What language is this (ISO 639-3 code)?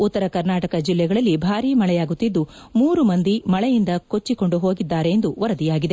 kan